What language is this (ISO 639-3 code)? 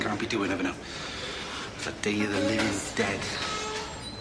cym